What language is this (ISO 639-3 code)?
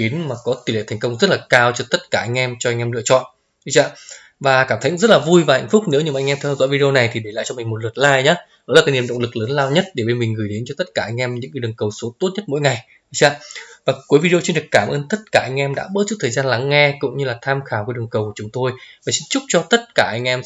vie